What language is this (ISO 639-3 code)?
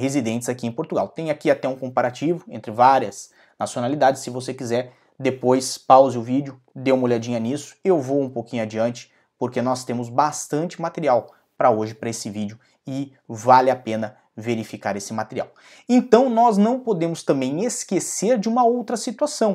por